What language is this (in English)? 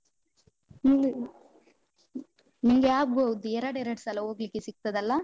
Kannada